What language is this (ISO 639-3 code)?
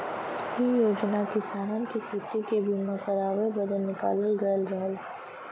bho